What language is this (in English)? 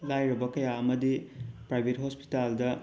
Manipuri